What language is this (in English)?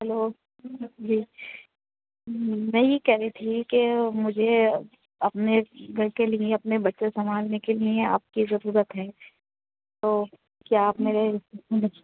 Urdu